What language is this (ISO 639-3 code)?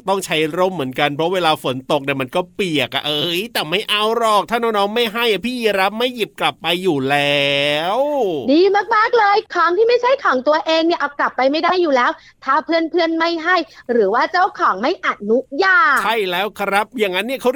tha